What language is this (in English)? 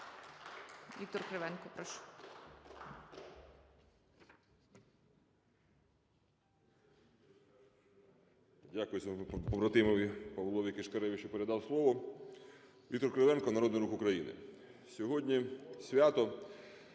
Ukrainian